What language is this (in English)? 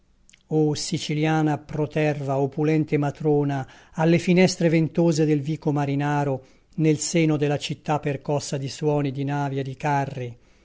Italian